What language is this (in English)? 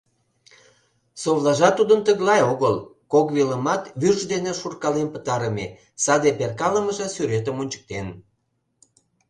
Mari